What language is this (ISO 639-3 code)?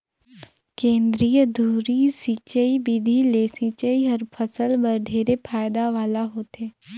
hne